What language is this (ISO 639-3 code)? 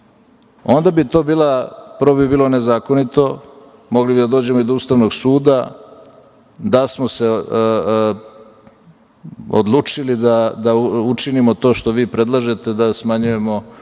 srp